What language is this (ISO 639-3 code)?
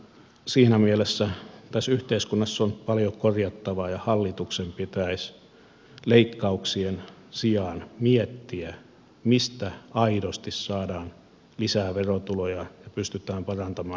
fin